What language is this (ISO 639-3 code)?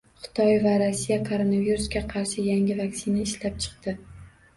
uzb